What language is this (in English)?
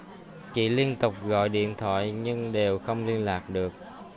Vietnamese